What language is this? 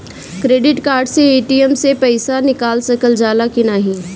Bhojpuri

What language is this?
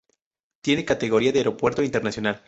Spanish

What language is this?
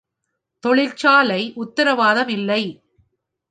Tamil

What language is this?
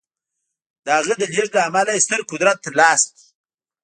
Pashto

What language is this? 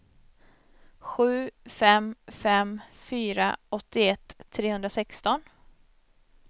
Swedish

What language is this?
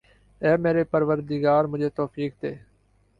Urdu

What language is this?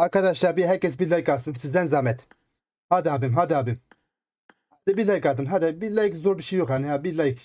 Turkish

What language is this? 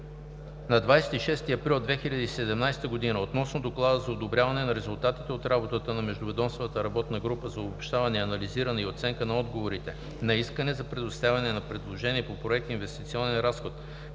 Bulgarian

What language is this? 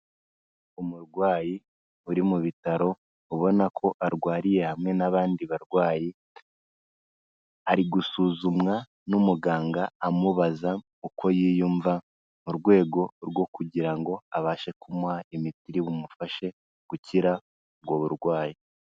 Kinyarwanda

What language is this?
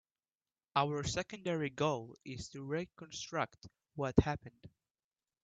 English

